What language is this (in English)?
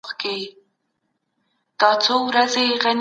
Pashto